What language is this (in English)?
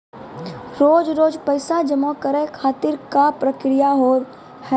Maithili